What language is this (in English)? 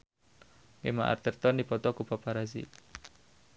Sundanese